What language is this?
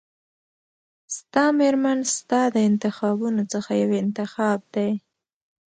Pashto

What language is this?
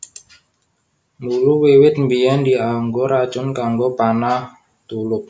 Javanese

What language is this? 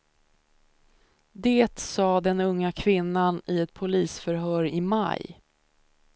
Swedish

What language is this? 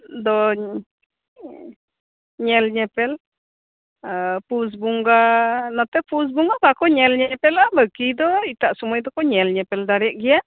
Santali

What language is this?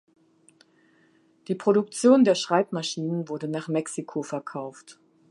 German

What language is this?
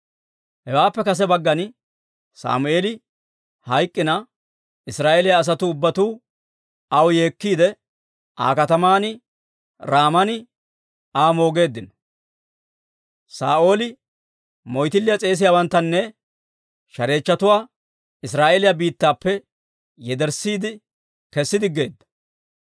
Dawro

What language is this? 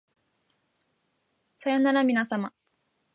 Japanese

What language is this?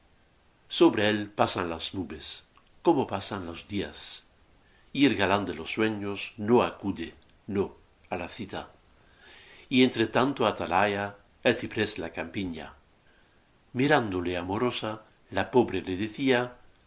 Spanish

